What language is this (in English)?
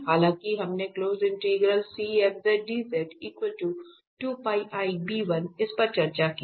Hindi